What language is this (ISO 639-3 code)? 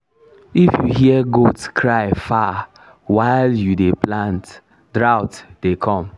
pcm